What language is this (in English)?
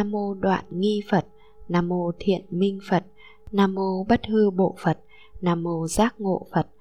Vietnamese